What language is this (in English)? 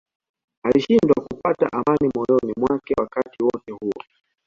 Swahili